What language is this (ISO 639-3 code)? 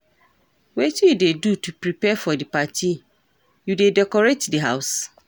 pcm